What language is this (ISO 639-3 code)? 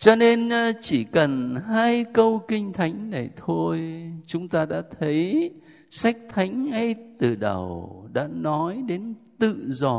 vie